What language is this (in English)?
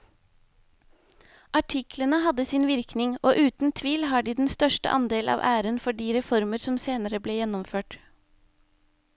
Norwegian